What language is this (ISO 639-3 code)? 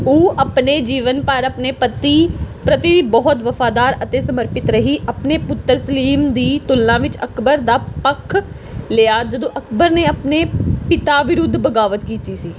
pan